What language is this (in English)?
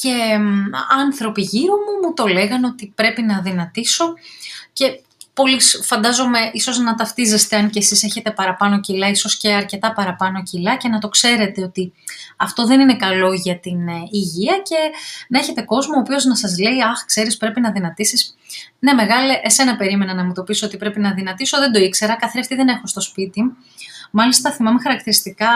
Greek